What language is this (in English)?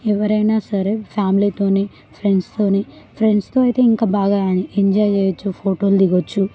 Telugu